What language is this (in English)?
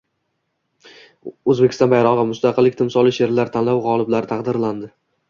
Uzbek